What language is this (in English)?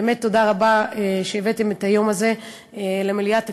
Hebrew